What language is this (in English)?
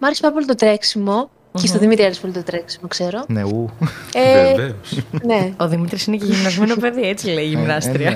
Greek